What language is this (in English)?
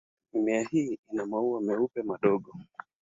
Swahili